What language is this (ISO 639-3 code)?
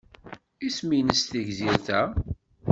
kab